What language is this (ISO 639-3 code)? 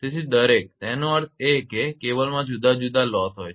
guj